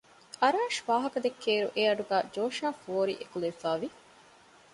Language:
Divehi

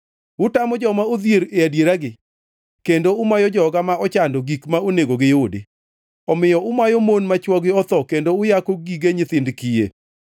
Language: Luo (Kenya and Tanzania)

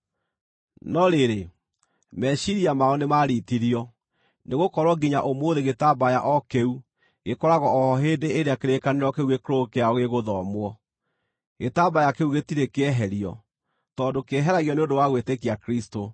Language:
Kikuyu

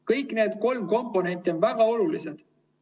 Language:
Estonian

